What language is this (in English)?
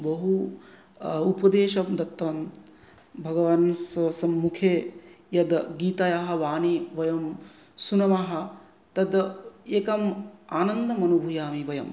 Sanskrit